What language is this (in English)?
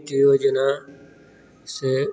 Maithili